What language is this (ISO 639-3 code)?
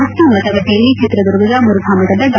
kan